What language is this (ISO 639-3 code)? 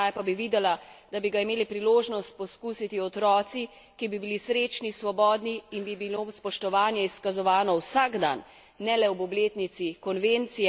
slv